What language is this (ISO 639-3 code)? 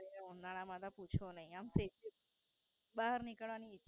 guj